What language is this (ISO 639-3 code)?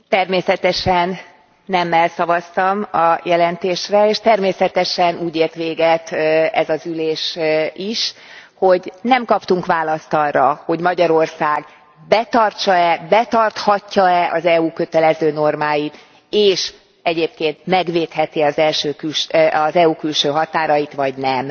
hun